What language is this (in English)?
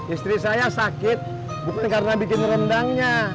Indonesian